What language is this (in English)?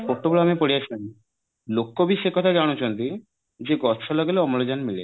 Odia